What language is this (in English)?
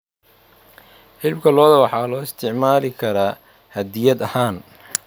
Somali